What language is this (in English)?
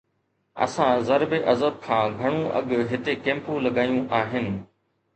Sindhi